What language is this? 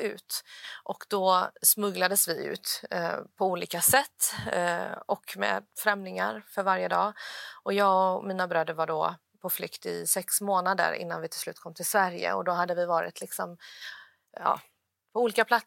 Swedish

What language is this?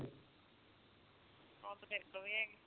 Punjabi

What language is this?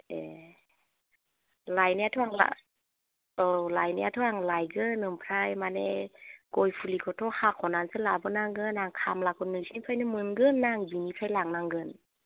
Bodo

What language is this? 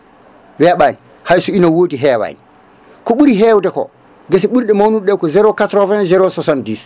Fula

